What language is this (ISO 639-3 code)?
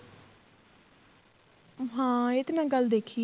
pan